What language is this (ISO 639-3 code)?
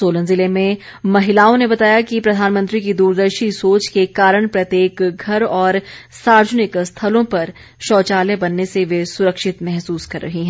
hin